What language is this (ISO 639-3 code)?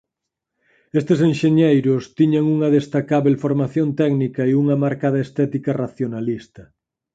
glg